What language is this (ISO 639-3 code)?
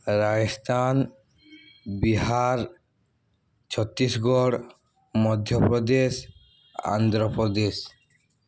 ori